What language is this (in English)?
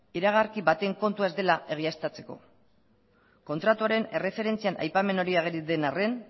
Basque